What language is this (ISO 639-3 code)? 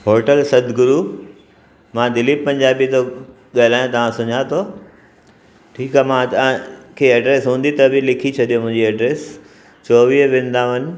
snd